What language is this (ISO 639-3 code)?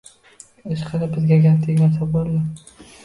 uzb